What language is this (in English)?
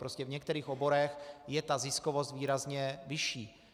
Czech